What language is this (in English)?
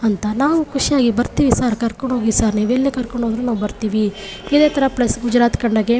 Kannada